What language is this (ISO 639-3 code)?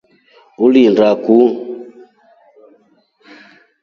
rof